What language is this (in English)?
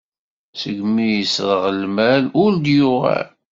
Kabyle